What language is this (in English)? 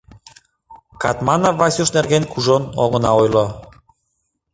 Mari